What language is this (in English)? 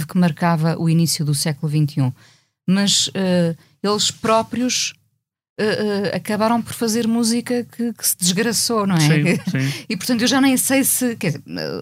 Portuguese